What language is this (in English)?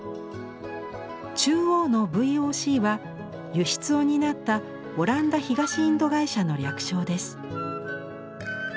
Japanese